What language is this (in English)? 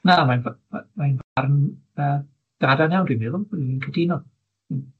Welsh